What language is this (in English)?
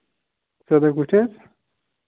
Kashmiri